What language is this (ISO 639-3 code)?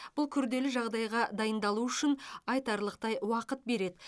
kaz